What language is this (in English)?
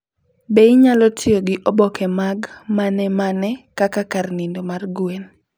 Luo (Kenya and Tanzania)